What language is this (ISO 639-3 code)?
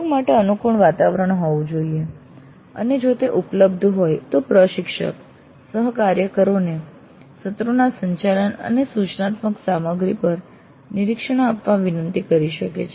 guj